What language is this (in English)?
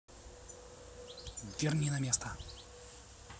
Russian